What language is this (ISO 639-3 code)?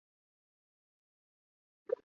zho